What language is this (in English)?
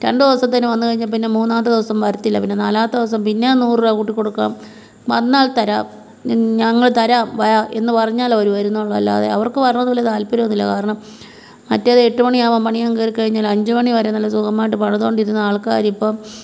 Malayalam